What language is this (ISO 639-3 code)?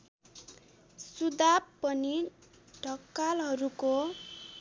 nep